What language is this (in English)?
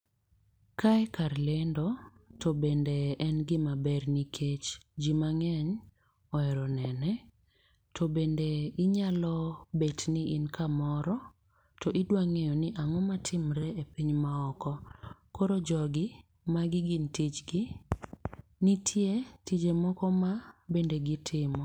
Luo (Kenya and Tanzania)